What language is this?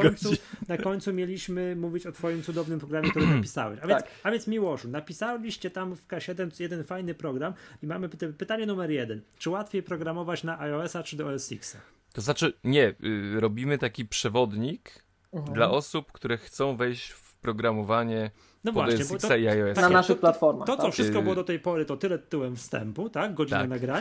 Polish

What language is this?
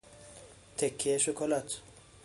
Persian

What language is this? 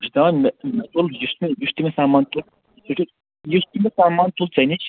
Kashmiri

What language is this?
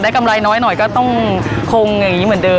Thai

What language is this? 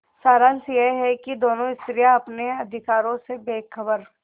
Hindi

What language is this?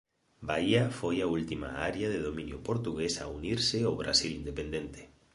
Galician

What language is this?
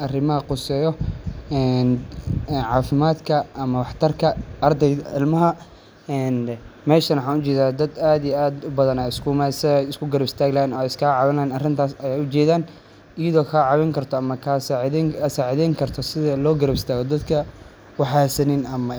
Somali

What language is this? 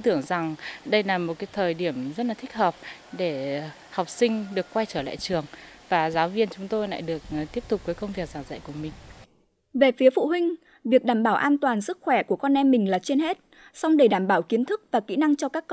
Vietnamese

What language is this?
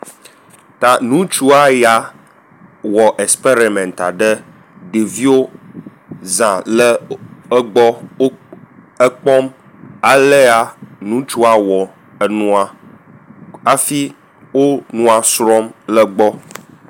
Ewe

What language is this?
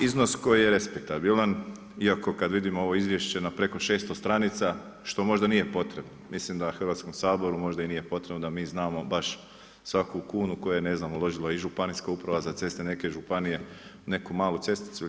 Croatian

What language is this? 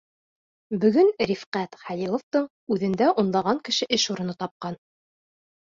Bashkir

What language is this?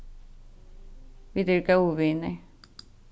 Faroese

